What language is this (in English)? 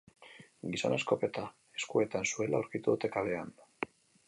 Basque